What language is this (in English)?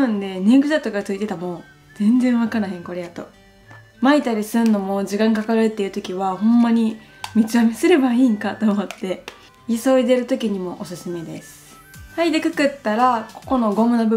Japanese